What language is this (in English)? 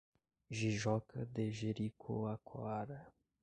Portuguese